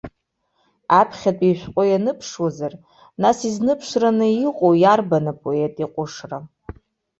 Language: Abkhazian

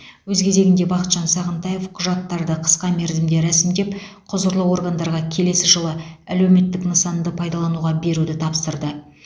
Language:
Kazakh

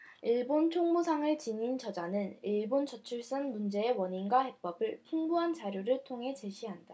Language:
Korean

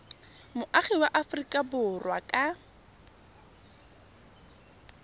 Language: Tswana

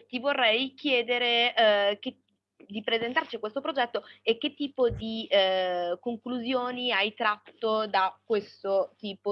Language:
Italian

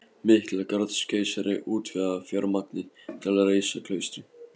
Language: Icelandic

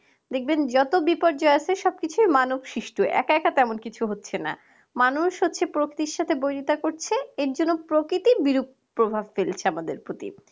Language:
Bangla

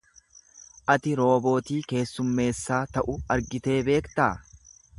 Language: Oromo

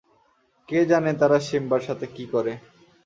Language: Bangla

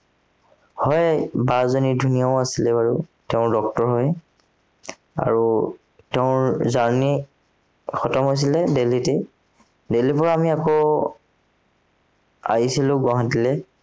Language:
Assamese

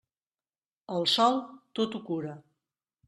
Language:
Catalan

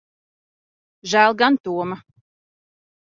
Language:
Latvian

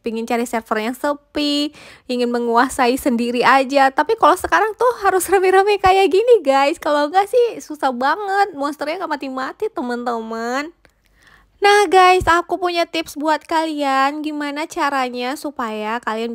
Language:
Indonesian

